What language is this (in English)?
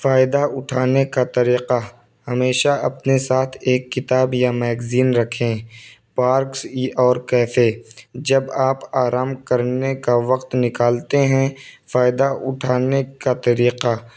Urdu